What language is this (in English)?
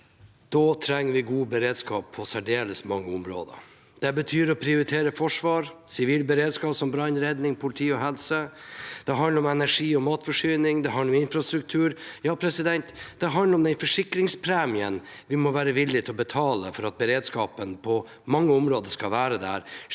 Norwegian